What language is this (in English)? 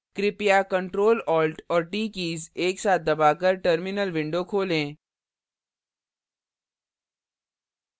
Hindi